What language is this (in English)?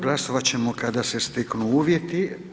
Croatian